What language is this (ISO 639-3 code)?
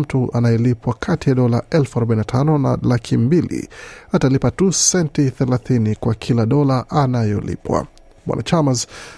swa